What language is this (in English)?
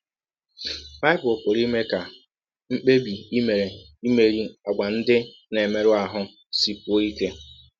Igbo